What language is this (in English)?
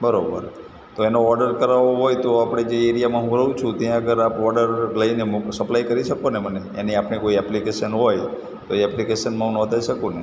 Gujarati